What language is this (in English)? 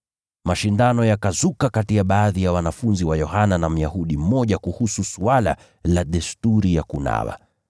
Swahili